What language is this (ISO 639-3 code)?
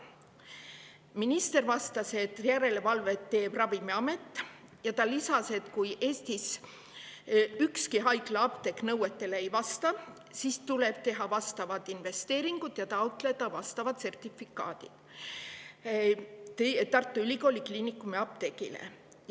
est